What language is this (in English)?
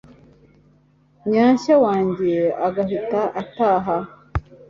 Kinyarwanda